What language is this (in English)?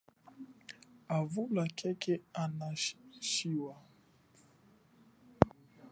Chokwe